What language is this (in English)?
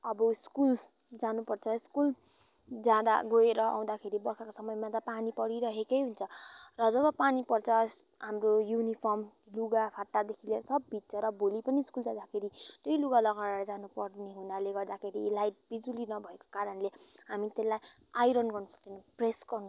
Nepali